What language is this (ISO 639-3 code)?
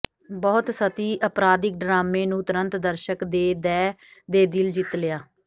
pan